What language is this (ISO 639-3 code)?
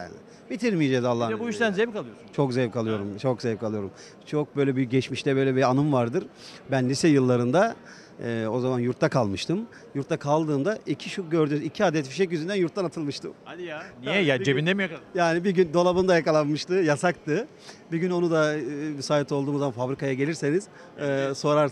tur